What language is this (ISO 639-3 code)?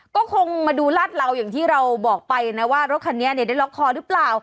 tha